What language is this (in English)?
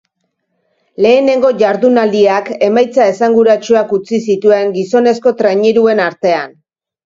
Basque